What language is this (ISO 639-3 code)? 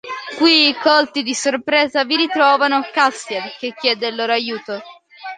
ita